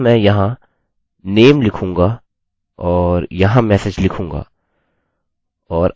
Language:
Hindi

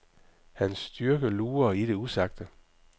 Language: Danish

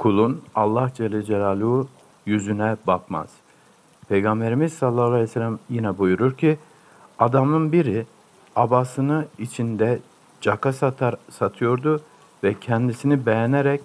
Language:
Turkish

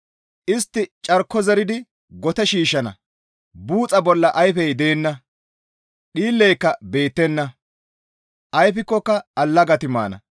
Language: Gamo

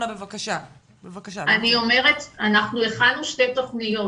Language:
Hebrew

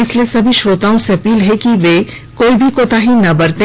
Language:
Hindi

